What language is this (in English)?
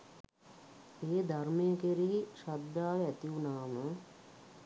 Sinhala